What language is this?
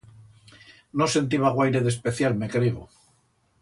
Aragonese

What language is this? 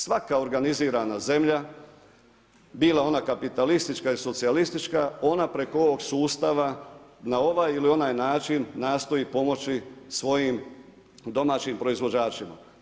Croatian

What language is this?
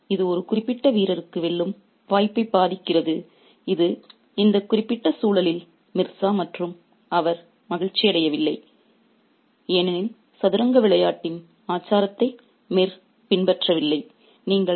Tamil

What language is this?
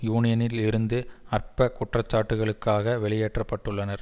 Tamil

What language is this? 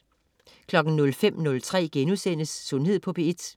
Danish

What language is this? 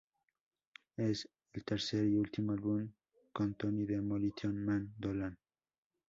Spanish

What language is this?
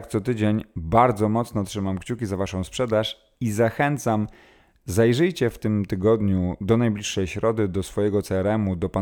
Polish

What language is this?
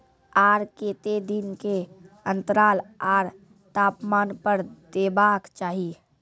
Maithili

